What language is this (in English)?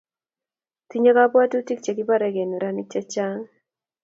Kalenjin